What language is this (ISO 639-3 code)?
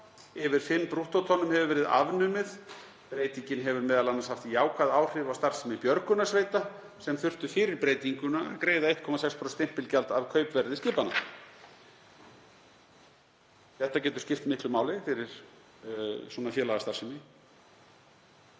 isl